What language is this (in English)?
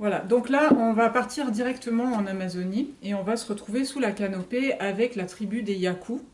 French